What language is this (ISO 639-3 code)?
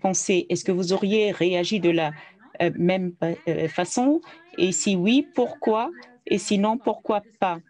fra